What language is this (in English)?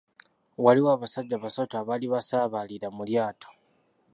Ganda